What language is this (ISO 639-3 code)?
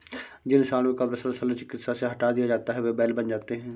hin